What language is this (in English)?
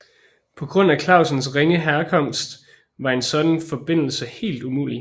Danish